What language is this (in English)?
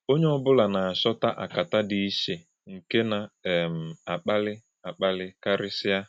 Igbo